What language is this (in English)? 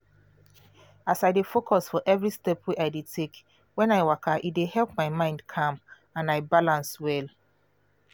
Nigerian Pidgin